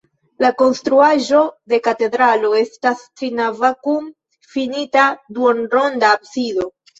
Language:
Esperanto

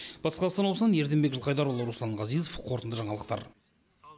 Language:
Kazakh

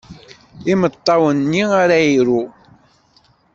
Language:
Kabyle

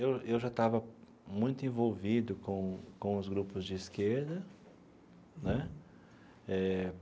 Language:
Portuguese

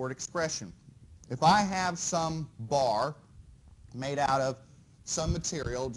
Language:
English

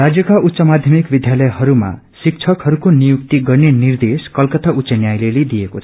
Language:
Nepali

